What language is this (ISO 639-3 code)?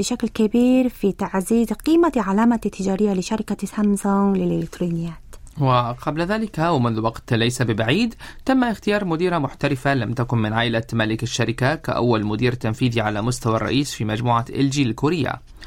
ara